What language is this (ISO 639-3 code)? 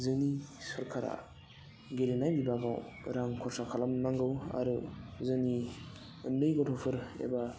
brx